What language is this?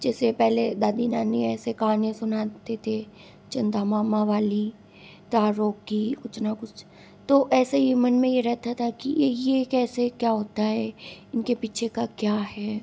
Hindi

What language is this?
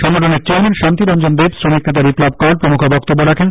Bangla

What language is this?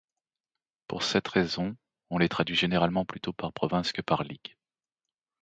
French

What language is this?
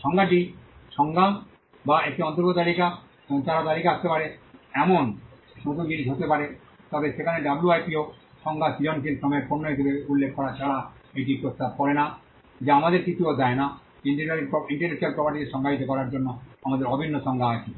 Bangla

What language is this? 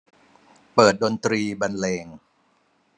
Thai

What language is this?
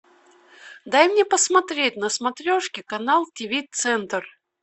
Russian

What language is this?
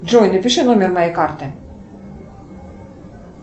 Russian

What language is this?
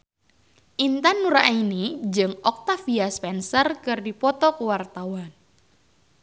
Sundanese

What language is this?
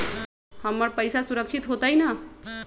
Magahi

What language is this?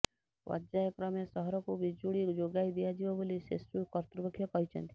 Odia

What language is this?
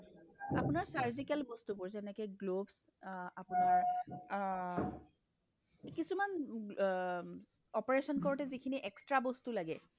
Assamese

